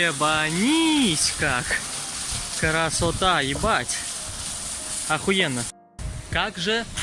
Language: Russian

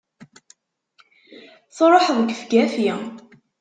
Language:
Kabyle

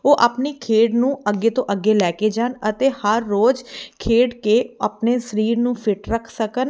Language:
Punjabi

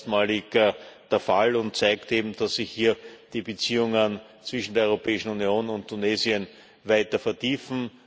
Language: German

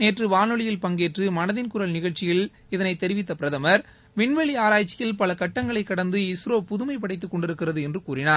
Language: Tamil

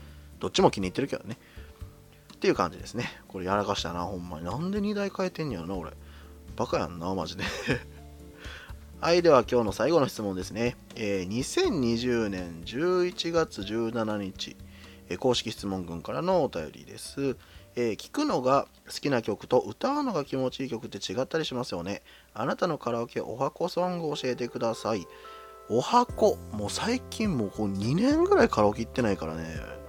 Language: Japanese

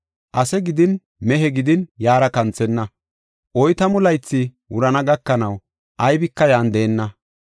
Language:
Gofa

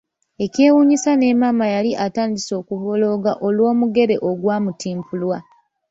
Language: Ganda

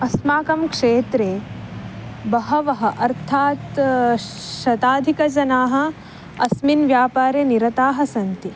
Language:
Sanskrit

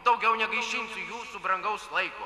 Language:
Lithuanian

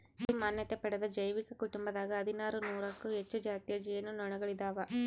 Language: Kannada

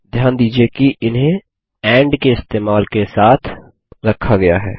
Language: Hindi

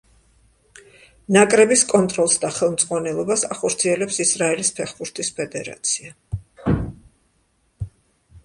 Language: Georgian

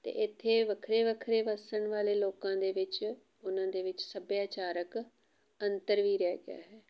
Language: Punjabi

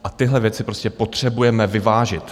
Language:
Czech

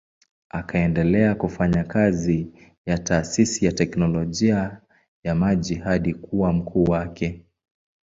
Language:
Swahili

